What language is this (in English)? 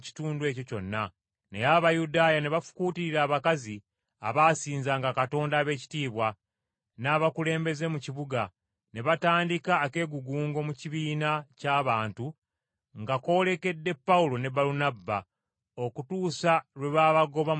Ganda